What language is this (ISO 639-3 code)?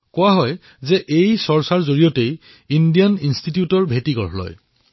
asm